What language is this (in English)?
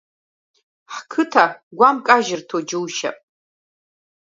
Abkhazian